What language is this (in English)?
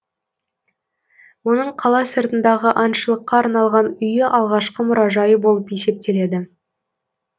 Kazakh